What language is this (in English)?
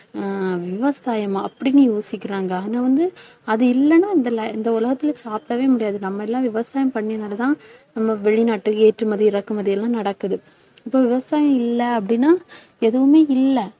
Tamil